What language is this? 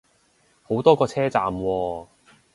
Cantonese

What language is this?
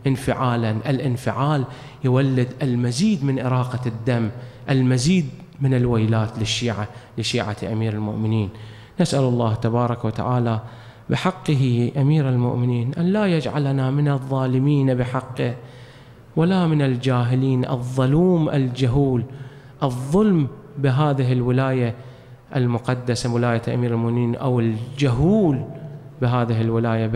Arabic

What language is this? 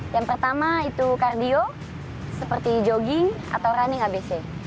Indonesian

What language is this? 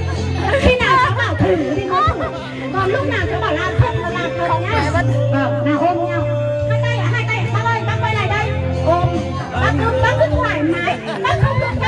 Vietnamese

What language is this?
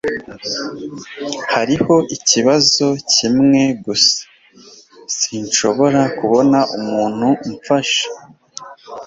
Kinyarwanda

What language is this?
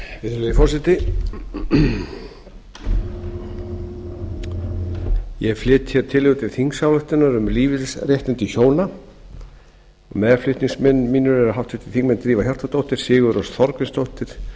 Icelandic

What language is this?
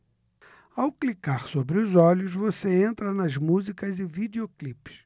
Portuguese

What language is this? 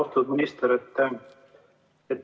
Estonian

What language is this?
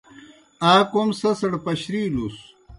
Kohistani Shina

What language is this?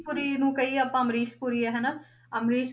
Punjabi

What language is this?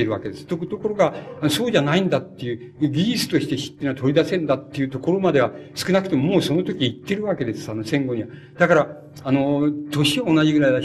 Japanese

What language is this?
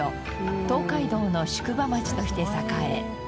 Japanese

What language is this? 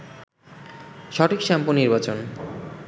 Bangla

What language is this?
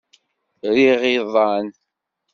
Kabyle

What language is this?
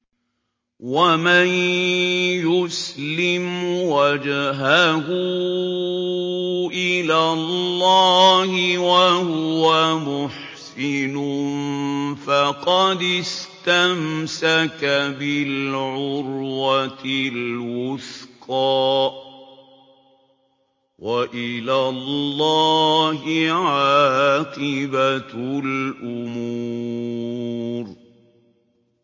Arabic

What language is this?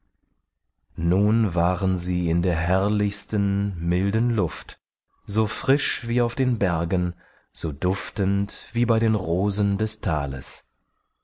German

